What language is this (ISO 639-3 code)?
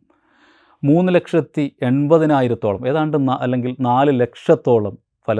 mal